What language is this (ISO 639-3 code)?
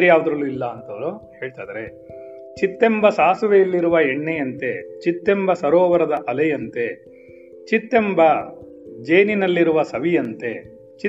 kan